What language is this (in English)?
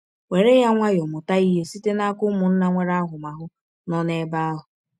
Igbo